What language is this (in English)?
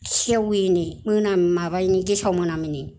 Bodo